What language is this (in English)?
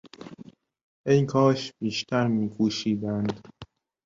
Persian